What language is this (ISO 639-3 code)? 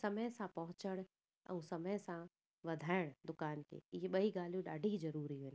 snd